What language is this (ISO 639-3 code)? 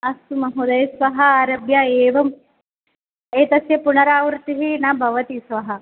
san